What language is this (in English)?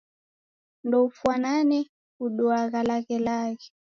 Taita